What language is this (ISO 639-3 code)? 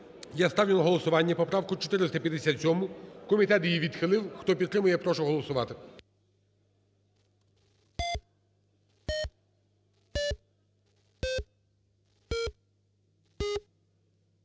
ukr